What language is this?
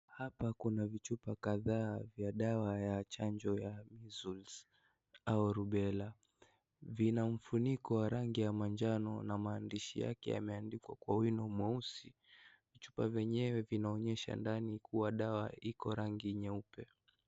Swahili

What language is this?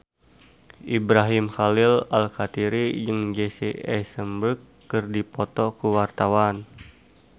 Sundanese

